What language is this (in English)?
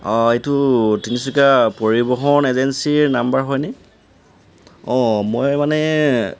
Assamese